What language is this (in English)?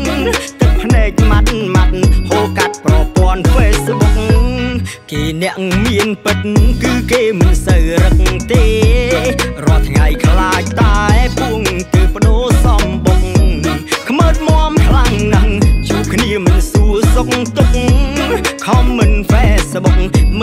Thai